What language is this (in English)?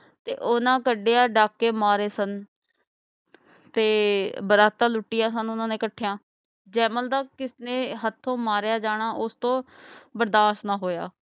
Punjabi